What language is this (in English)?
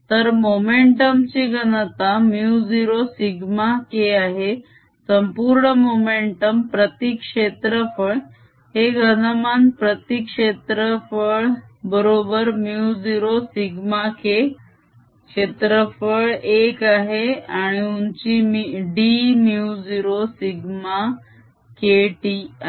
Marathi